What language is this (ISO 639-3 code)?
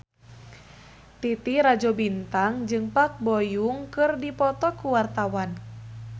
sun